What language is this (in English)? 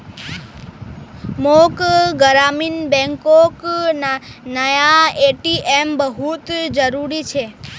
Magahi